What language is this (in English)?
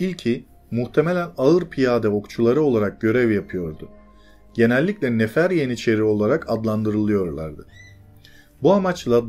Turkish